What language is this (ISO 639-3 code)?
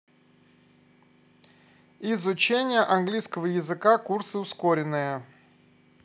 rus